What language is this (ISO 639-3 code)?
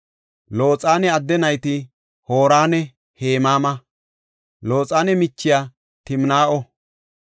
gof